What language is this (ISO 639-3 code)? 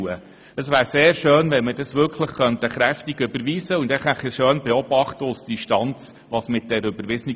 gsw